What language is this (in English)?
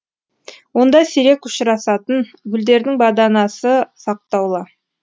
Kazakh